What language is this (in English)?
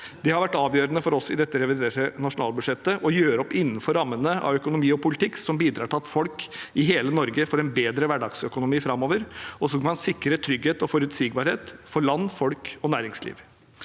Norwegian